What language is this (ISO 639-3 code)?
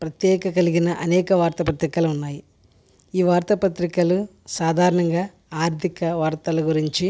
tel